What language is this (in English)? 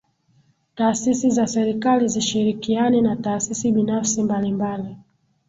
Swahili